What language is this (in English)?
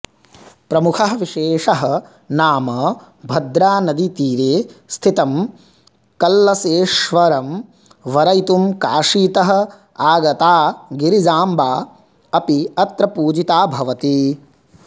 Sanskrit